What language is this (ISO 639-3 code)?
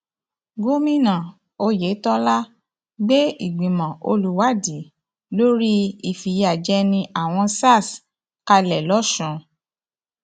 yor